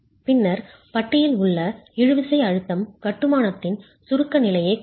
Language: Tamil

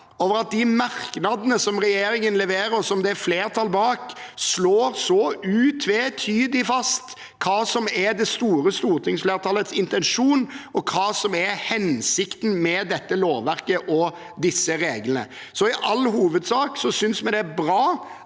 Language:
Norwegian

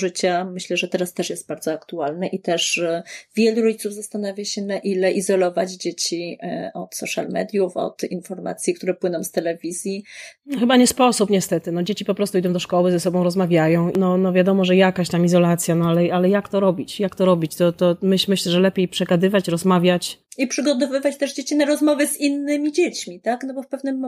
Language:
Polish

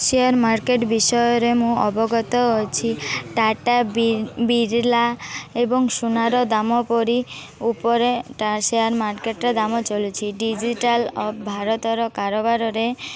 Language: Odia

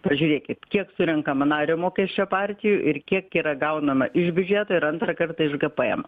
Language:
Lithuanian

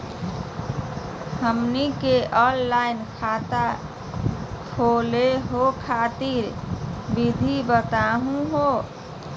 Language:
Magahi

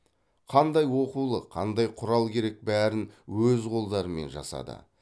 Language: Kazakh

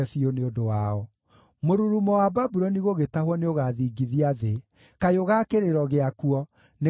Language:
Kikuyu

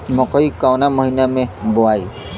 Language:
Bhojpuri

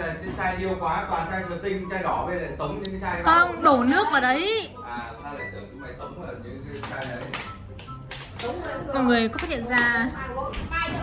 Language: Vietnamese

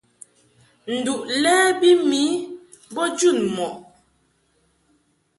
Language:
Mungaka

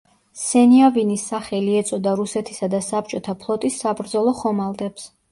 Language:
Georgian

